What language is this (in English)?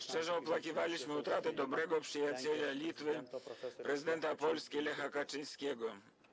Polish